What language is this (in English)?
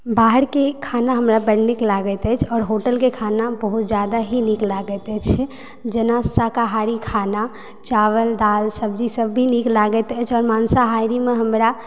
Maithili